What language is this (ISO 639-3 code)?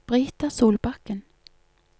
nor